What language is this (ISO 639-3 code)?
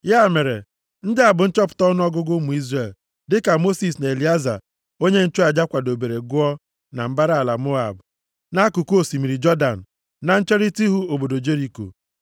ibo